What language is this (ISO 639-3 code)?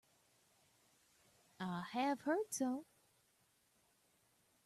eng